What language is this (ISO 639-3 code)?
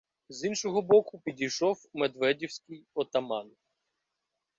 ukr